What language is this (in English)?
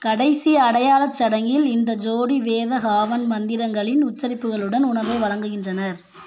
Tamil